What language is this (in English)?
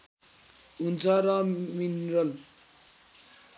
Nepali